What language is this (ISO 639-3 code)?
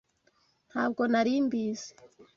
kin